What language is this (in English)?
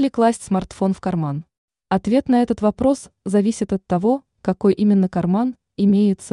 Russian